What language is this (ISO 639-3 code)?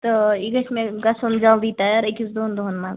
kas